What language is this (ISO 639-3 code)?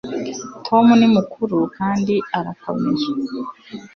kin